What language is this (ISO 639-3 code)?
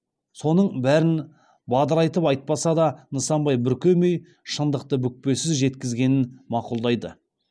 kaz